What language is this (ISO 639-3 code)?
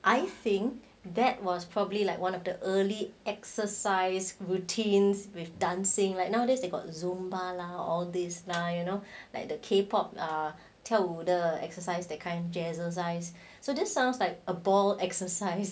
eng